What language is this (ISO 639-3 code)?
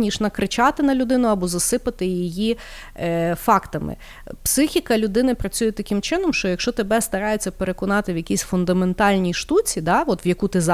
ukr